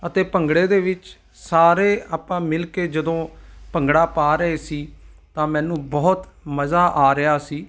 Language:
Punjabi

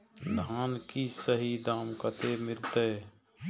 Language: Maithili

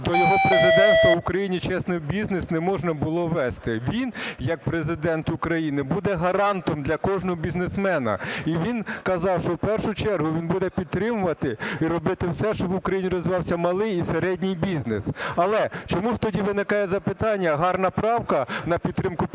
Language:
Ukrainian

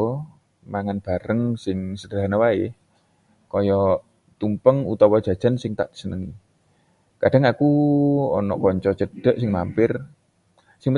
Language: Javanese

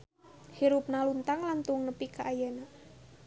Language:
Sundanese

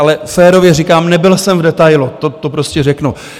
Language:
Czech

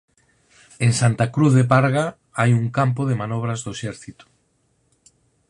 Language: Galician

